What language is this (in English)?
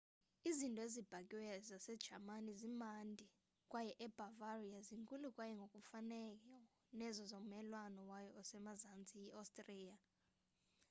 Xhosa